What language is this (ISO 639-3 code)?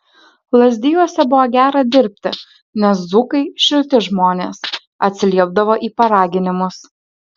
lit